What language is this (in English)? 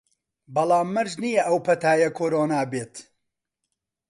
Central Kurdish